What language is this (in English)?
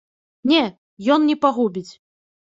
Belarusian